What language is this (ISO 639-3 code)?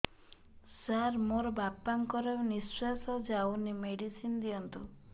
ori